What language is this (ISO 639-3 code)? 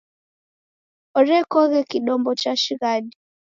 dav